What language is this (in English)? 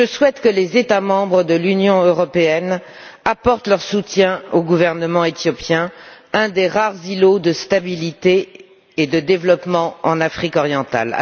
French